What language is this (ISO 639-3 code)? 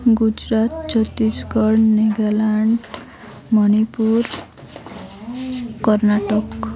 ori